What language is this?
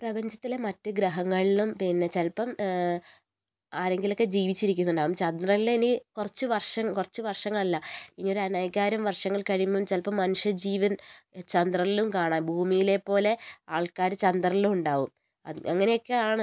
Malayalam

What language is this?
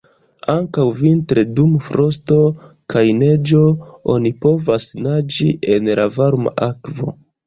Esperanto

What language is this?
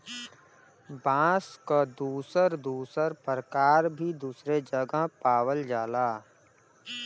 Bhojpuri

